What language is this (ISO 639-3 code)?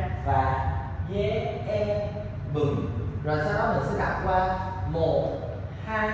vie